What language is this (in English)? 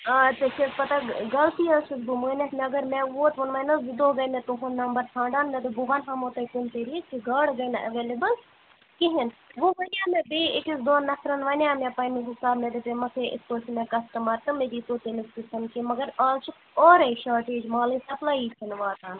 Kashmiri